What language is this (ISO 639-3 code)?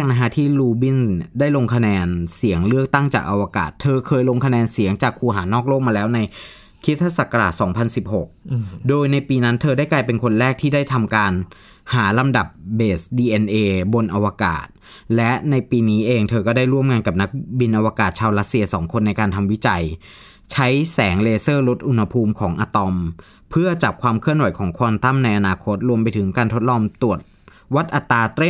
tha